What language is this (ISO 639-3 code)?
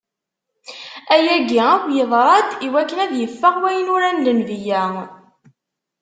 kab